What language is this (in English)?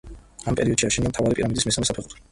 Georgian